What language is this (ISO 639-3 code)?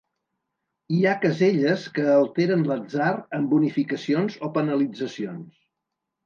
cat